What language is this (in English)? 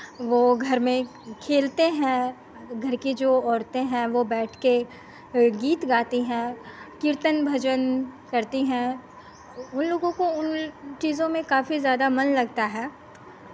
Hindi